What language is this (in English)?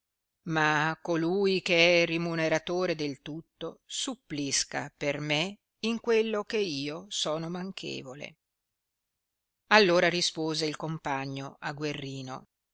Italian